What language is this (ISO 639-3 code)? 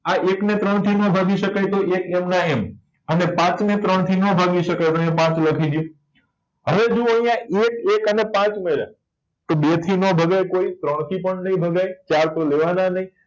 guj